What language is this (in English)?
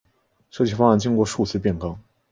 Chinese